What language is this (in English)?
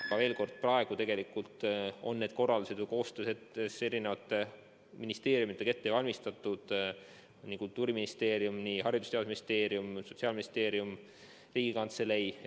Estonian